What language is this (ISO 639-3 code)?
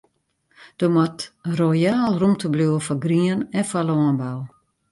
fry